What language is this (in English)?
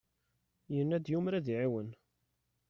Kabyle